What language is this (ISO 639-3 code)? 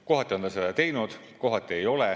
est